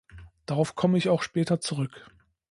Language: German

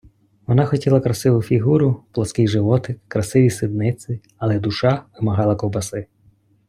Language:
Ukrainian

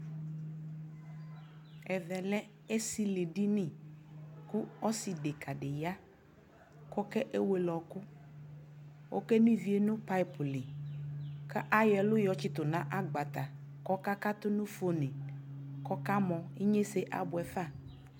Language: Ikposo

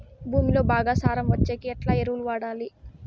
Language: Telugu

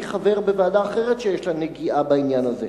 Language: Hebrew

